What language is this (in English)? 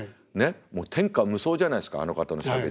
Japanese